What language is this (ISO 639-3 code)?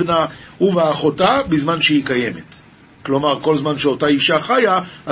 heb